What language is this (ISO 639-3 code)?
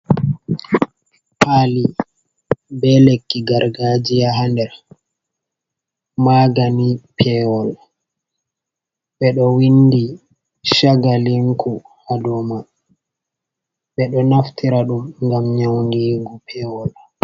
ful